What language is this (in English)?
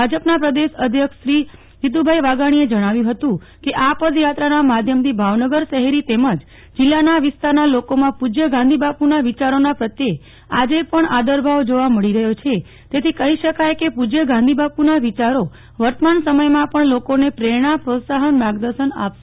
Gujarati